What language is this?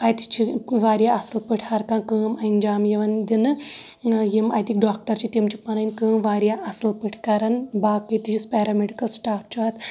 Kashmiri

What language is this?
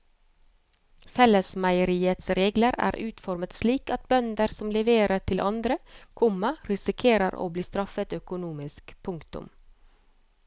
Norwegian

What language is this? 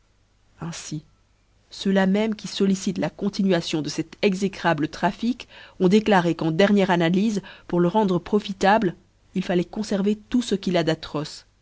French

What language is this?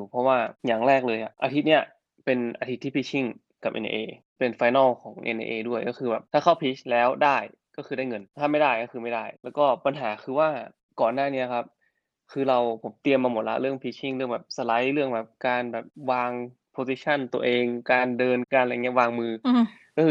Thai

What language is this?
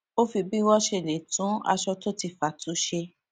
Yoruba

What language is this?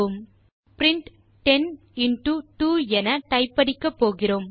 Tamil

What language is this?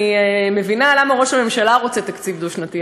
Hebrew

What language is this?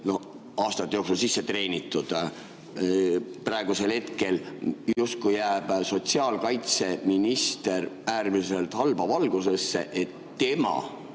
Estonian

